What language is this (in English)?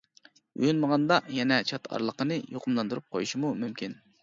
Uyghur